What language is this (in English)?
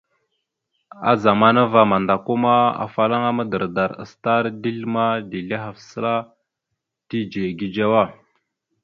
Mada (Cameroon)